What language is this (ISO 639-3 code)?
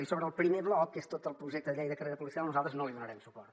cat